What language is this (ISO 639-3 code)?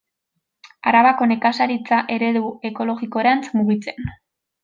eus